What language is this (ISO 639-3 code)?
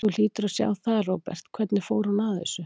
isl